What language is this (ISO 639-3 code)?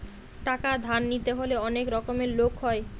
ben